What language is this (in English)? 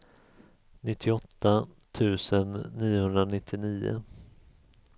Swedish